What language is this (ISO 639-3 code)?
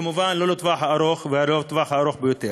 heb